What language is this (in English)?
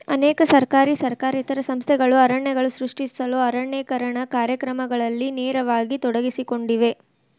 Kannada